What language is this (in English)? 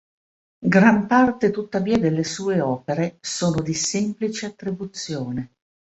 Italian